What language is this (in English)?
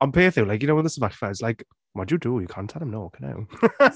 Welsh